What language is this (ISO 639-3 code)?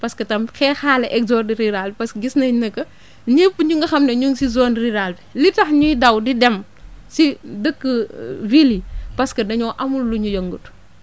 wol